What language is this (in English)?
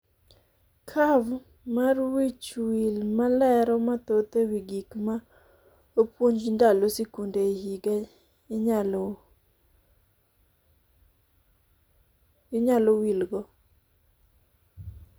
Luo (Kenya and Tanzania)